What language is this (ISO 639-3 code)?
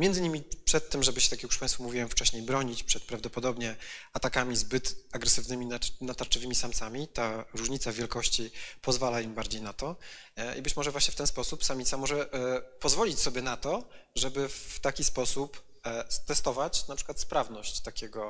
pol